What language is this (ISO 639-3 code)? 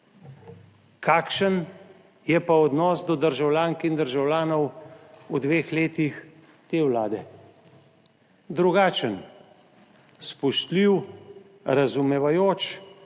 slv